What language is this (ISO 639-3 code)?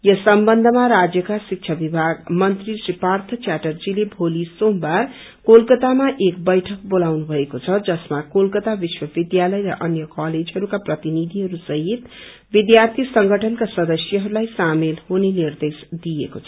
nep